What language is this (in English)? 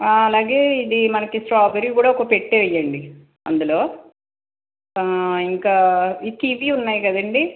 Telugu